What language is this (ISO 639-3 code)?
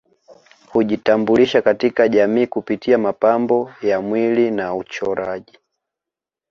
swa